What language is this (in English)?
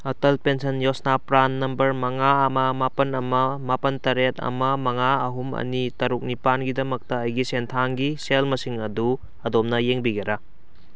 Manipuri